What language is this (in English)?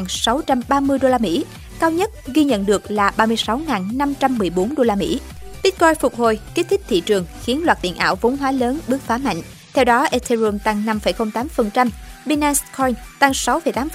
Vietnamese